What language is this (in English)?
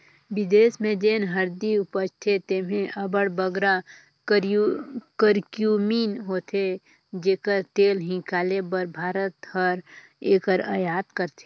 Chhattisgarhi